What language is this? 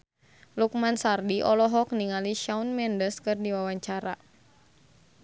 Sundanese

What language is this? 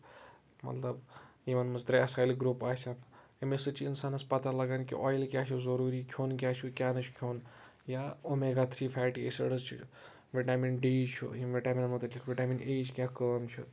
Kashmiri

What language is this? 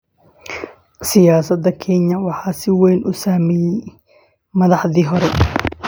Somali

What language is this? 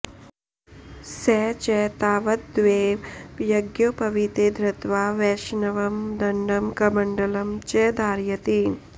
Sanskrit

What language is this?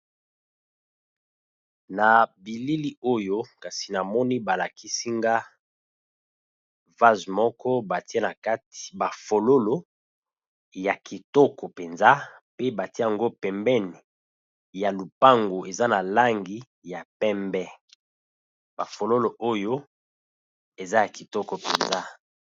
Lingala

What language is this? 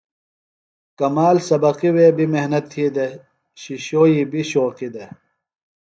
Phalura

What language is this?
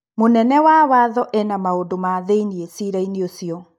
Kikuyu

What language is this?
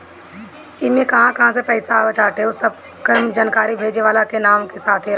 Bhojpuri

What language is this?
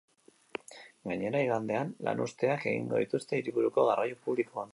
Basque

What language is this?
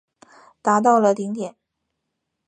Chinese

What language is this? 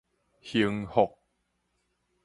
Min Nan Chinese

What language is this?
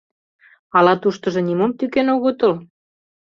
Mari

